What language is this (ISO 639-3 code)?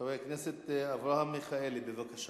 heb